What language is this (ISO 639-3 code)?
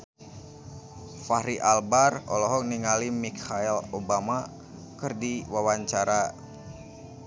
sun